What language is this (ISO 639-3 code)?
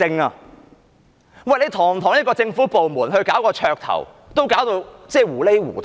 yue